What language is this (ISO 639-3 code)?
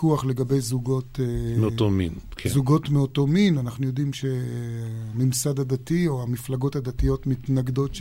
heb